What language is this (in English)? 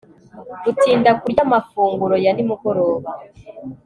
Kinyarwanda